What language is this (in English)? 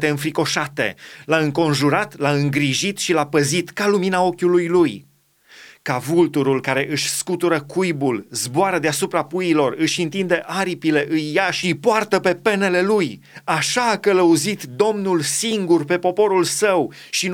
Romanian